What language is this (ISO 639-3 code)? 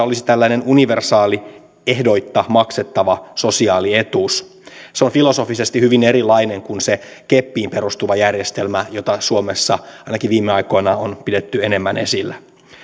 fin